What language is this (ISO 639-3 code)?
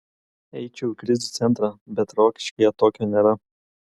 lit